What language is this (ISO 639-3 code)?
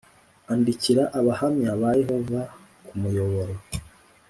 kin